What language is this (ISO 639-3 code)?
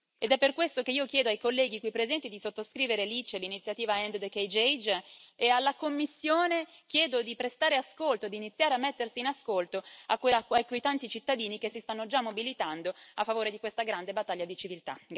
ita